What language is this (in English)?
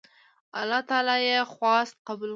Pashto